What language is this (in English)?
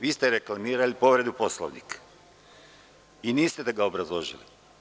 Serbian